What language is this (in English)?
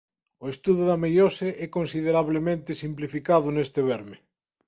Galician